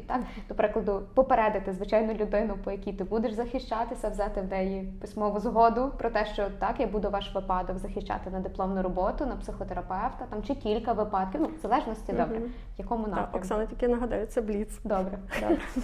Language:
Ukrainian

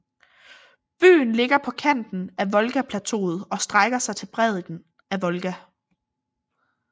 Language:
Danish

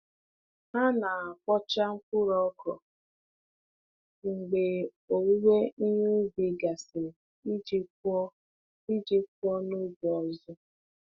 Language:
Igbo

